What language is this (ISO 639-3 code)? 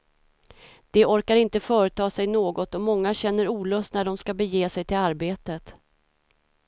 swe